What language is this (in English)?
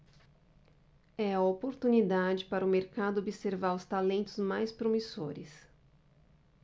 Portuguese